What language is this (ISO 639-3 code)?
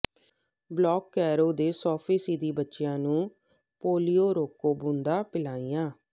pan